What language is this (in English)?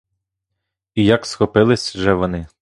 Ukrainian